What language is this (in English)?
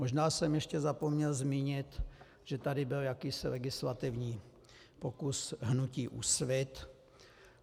Czech